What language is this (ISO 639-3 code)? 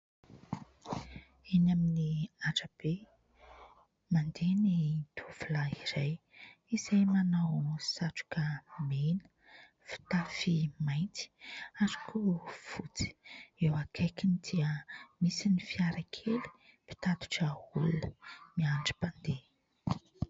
mlg